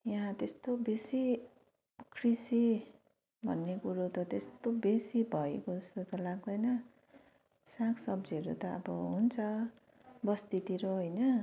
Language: Nepali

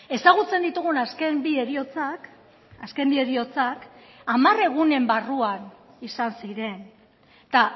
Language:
Basque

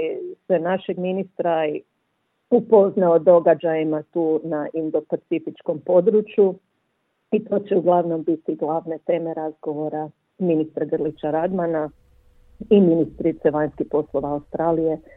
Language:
Croatian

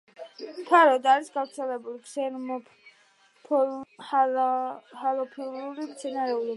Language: Georgian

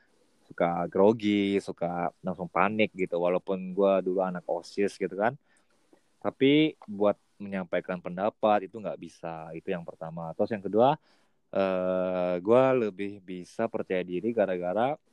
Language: Indonesian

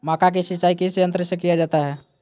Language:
Magahi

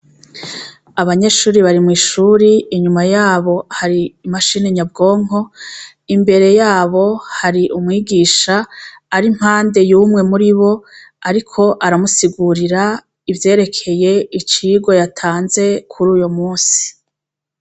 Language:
Rundi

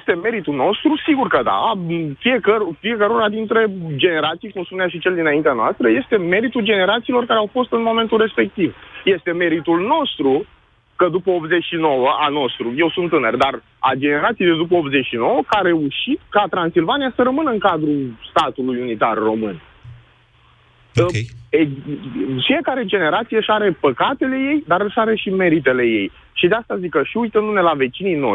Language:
Romanian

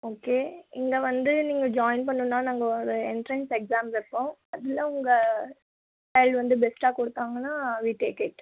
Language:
Tamil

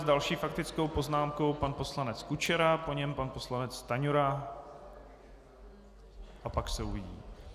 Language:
Czech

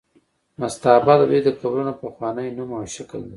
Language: Pashto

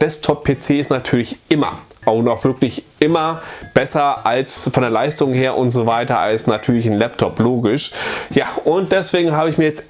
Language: German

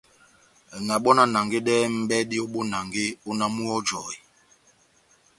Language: Batanga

